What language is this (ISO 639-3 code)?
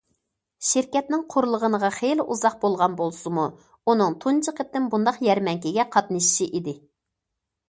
uig